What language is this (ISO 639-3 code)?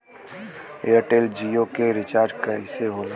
bho